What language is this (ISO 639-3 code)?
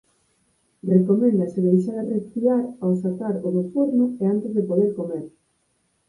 glg